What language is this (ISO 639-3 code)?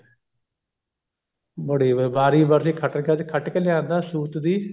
pan